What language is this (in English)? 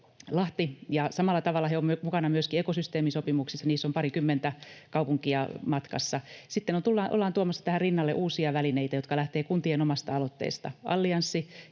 Finnish